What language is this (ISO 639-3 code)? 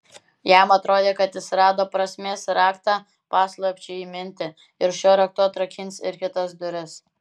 lit